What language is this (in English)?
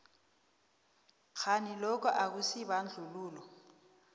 South Ndebele